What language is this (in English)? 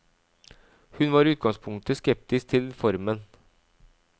Norwegian